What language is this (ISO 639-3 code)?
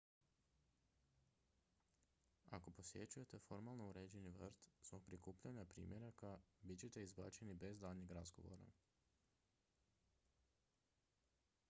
hrv